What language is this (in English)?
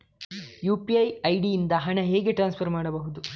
Kannada